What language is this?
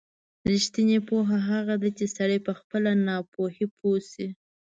Pashto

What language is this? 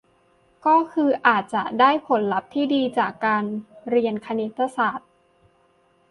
Thai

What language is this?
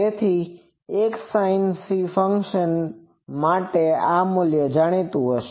Gujarati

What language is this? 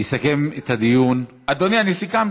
Hebrew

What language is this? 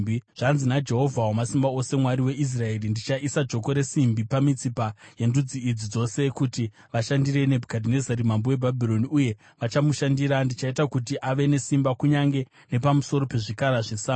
Shona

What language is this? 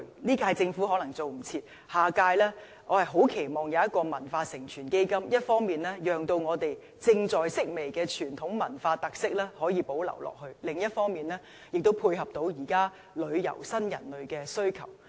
Cantonese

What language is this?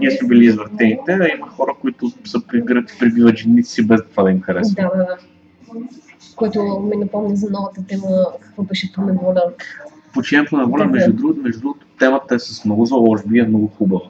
Bulgarian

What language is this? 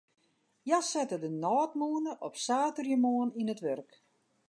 Western Frisian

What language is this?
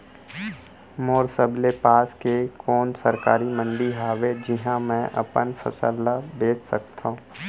Chhattisgarhi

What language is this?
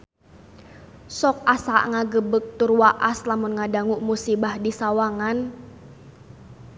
Sundanese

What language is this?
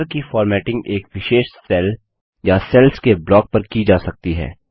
Hindi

